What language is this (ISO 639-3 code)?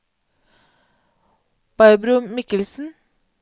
nor